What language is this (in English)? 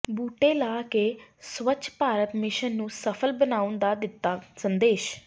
Punjabi